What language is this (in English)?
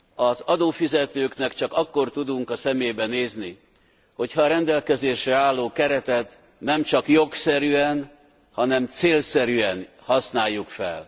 Hungarian